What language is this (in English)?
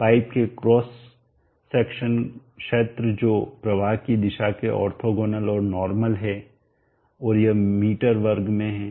Hindi